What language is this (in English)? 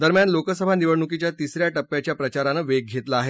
Marathi